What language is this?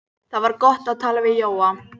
Icelandic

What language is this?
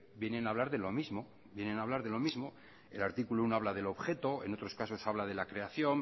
Spanish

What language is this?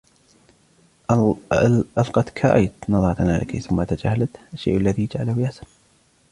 Arabic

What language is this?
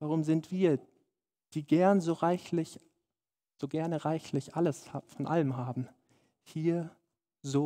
German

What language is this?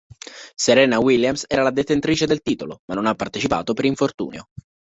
Italian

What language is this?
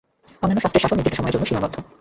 Bangla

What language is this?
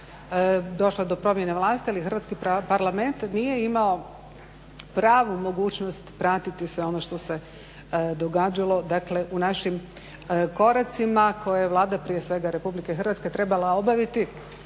Croatian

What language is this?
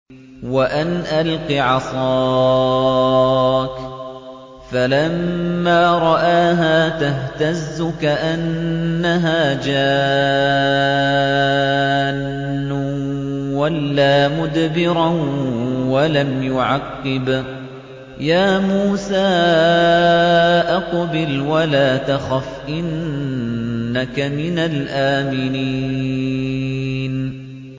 Arabic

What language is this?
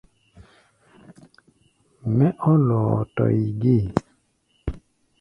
Gbaya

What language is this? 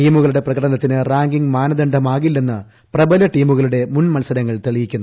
Malayalam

